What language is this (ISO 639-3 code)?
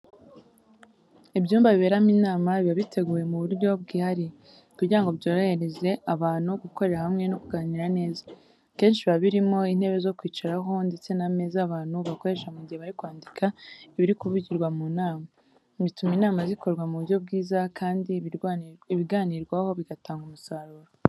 kin